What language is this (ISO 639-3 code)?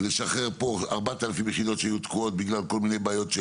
heb